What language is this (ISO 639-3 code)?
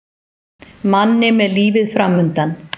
isl